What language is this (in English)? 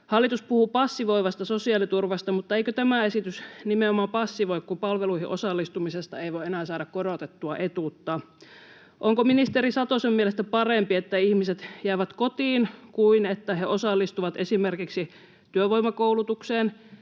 Finnish